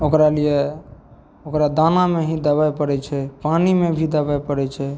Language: Maithili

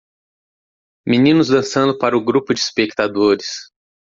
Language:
Portuguese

